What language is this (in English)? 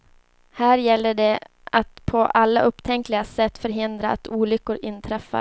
Swedish